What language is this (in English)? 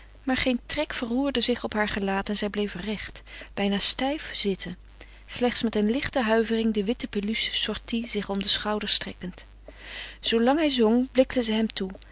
Dutch